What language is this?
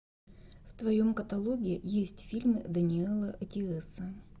Russian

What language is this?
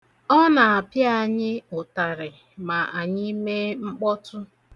Igbo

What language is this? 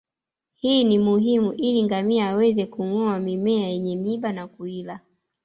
Swahili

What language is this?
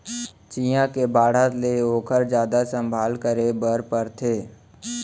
Chhattisgarhi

